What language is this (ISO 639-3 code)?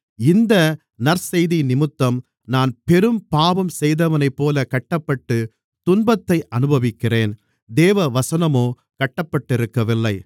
tam